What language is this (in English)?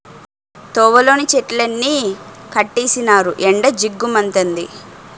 Telugu